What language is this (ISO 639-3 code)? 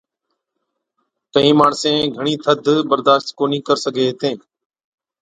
odk